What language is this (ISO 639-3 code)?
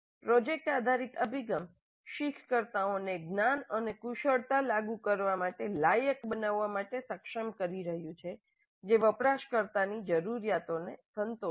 guj